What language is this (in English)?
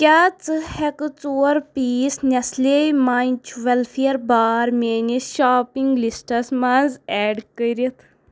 Kashmiri